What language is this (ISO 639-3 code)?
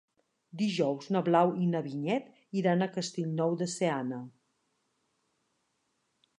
cat